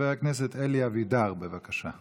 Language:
Hebrew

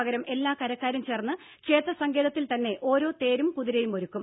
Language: Malayalam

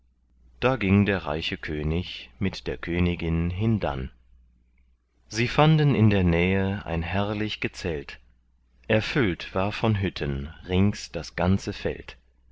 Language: German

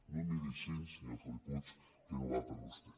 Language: Catalan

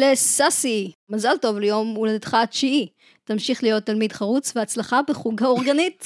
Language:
Hebrew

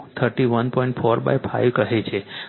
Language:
Gujarati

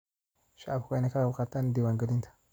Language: Somali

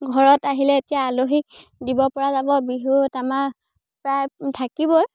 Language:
Assamese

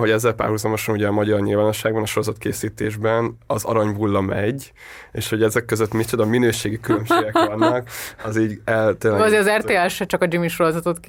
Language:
Hungarian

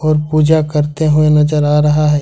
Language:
Hindi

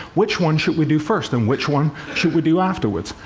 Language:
English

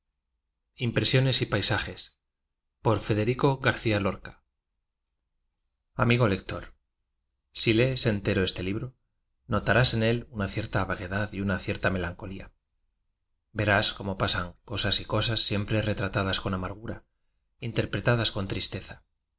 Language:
Spanish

